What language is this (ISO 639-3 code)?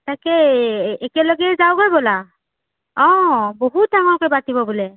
asm